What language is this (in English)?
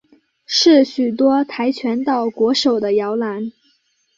Chinese